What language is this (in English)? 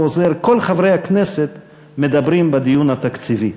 Hebrew